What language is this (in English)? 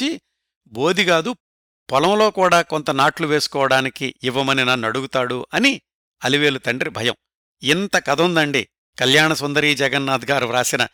Telugu